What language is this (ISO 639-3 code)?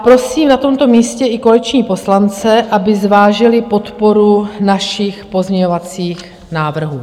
ces